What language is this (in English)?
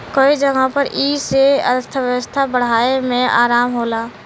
Bhojpuri